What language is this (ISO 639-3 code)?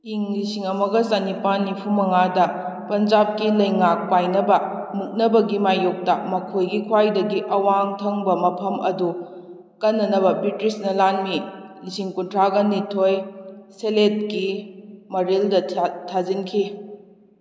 mni